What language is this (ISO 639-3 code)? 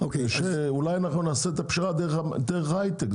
heb